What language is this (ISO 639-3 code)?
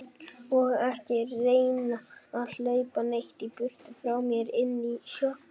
isl